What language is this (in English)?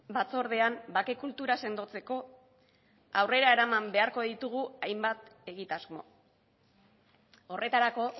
Basque